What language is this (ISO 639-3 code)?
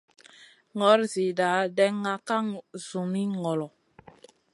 mcn